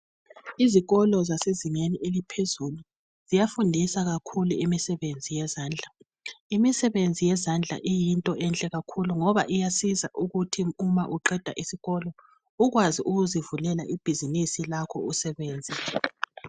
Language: North Ndebele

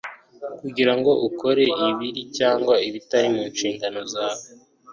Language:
Kinyarwanda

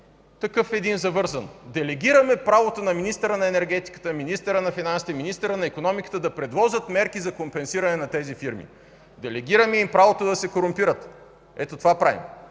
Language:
Bulgarian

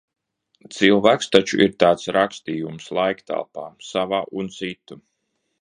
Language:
Latvian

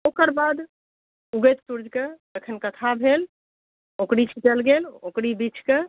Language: Maithili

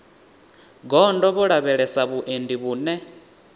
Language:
Venda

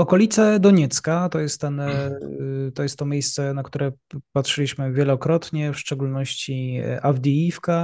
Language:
Polish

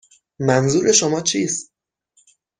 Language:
Persian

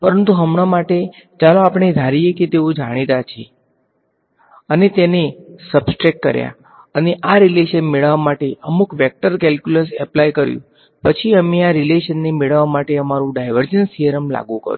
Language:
Gujarati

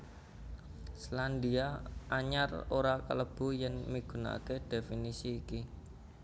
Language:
Javanese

